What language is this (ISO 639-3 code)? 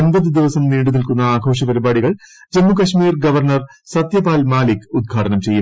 mal